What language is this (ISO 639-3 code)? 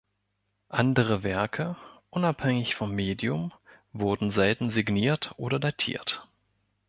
deu